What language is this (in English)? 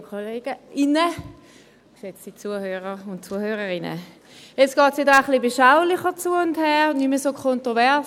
Swiss German